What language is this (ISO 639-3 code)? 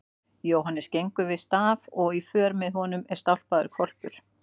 isl